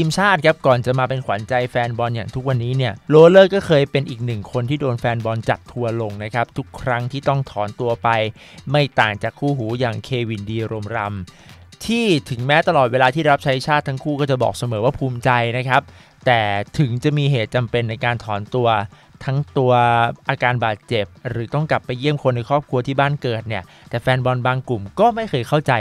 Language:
Thai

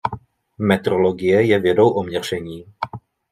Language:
Czech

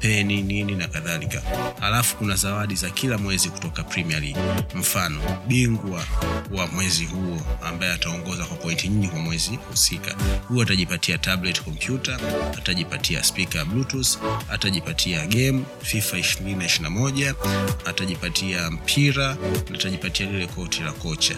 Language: Swahili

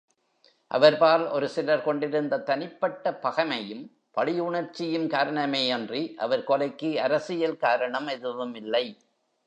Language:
Tamil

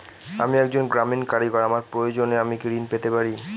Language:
Bangla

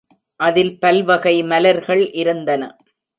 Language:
Tamil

